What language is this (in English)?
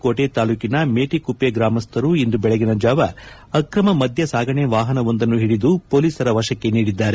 Kannada